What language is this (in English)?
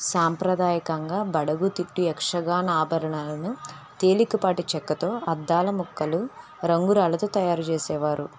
Telugu